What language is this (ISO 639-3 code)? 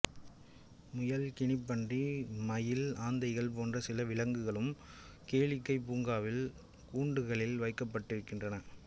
tam